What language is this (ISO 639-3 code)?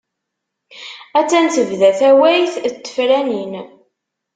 kab